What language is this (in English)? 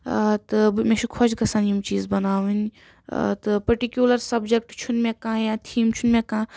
Kashmiri